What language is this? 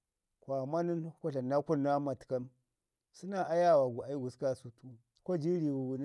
Ngizim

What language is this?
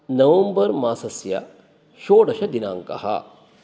Sanskrit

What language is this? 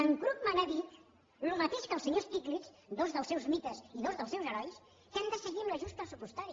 Catalan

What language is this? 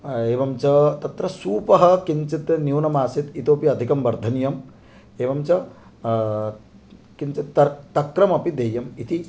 Sanskrit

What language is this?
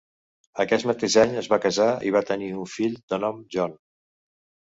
Catalan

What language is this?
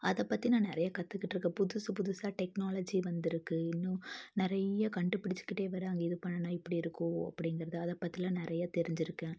Tamil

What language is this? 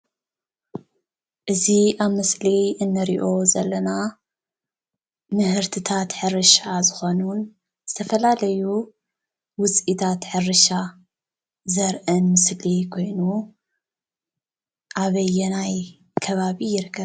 Tigrinya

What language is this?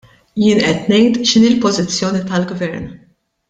Maltese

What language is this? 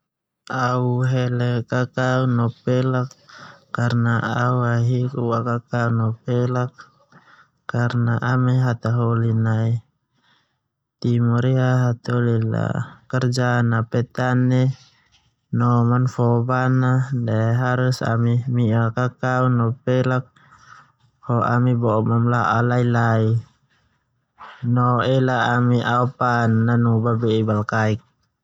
Termanu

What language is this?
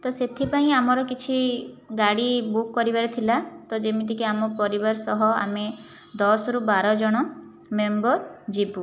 Odia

